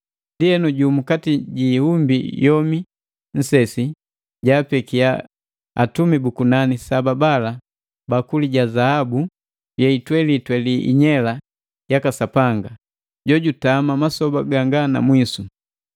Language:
Matengo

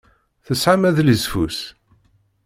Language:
Kabyle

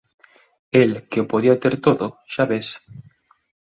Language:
Galician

